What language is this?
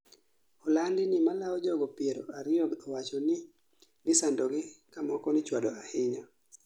Luo (Kenya and Tanzania)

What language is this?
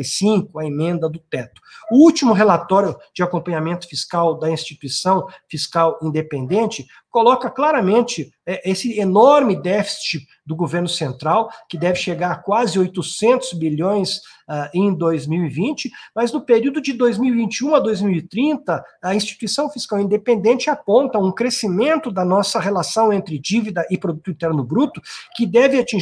Portuguese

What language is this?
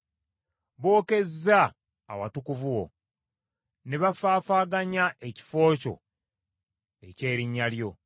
Ganda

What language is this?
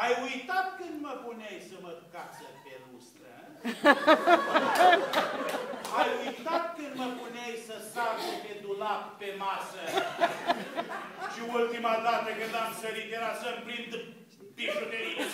Romanian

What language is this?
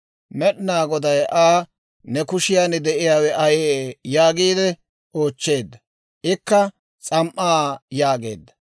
Dawro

